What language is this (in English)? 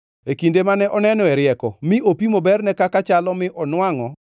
Luo (Kenya and Tanzania)